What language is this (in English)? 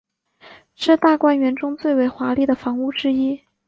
Chinese